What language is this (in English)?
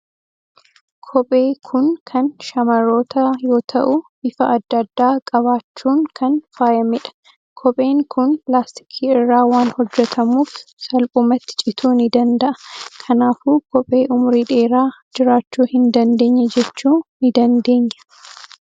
Oromo